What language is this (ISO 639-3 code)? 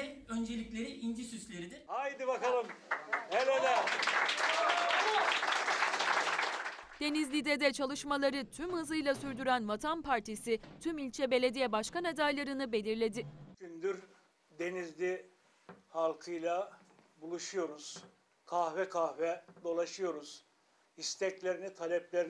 tur